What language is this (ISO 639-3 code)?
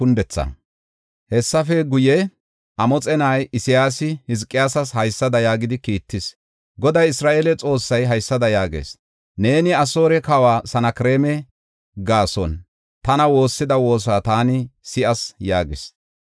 gof